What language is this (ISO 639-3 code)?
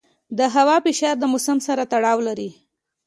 pus